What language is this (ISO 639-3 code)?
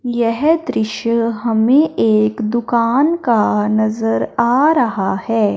hin